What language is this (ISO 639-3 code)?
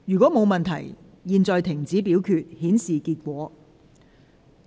yue